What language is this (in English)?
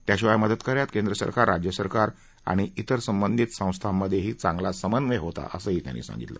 Marathi